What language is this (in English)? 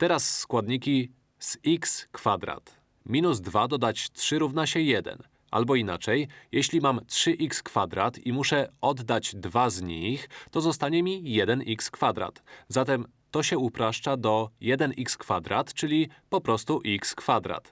Polish